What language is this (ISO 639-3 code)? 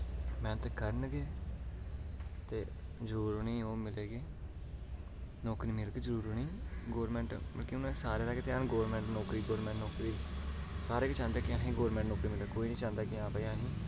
doi